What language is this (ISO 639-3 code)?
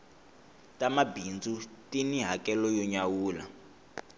tso